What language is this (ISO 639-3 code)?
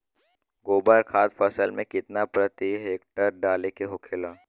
bho